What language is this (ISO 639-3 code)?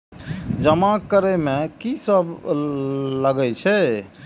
mai